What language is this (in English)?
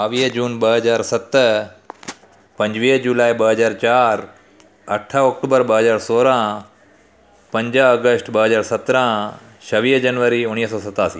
Sindhi